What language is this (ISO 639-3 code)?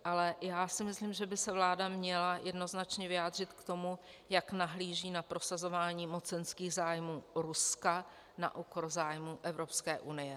ces